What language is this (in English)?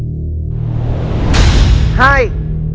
Vietnamese